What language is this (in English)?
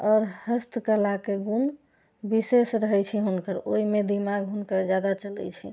Maithili